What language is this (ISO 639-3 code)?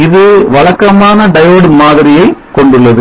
tam